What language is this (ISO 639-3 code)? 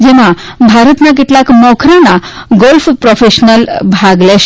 guj